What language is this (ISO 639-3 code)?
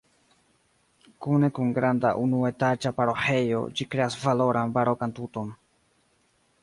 epo